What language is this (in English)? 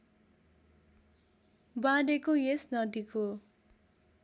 Nepali